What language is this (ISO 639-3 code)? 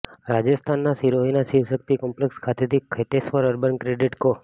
guj